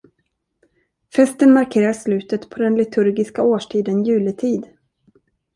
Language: Swedish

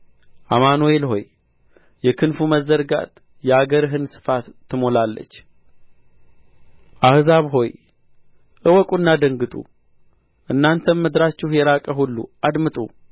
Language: Amharic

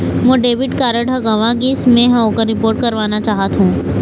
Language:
Chhattisgarhi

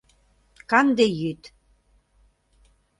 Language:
Mari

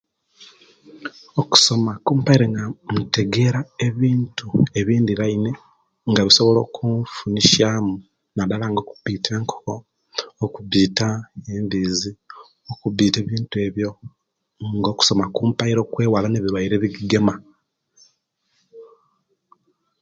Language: Kenyi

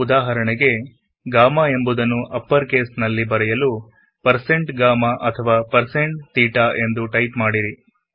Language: Kannada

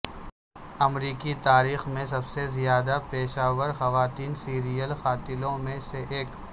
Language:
Urdu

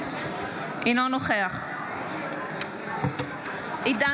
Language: Hebrew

